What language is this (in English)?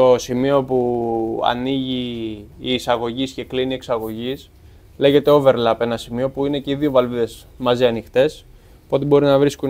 Greek